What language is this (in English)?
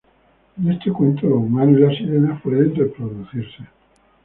Spanish